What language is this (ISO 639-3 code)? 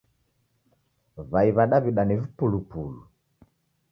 dav